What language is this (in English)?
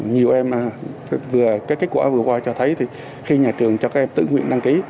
Vietnamese